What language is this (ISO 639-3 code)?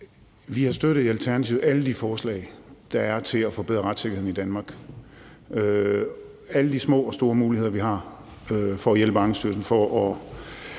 dan